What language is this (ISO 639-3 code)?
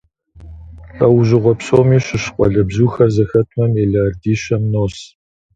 kbd